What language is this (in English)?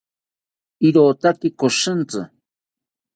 South Ucayali Ashéninka